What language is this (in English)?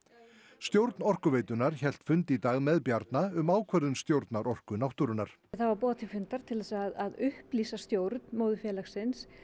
Icelandic